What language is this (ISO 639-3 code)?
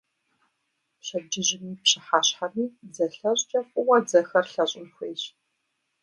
kbd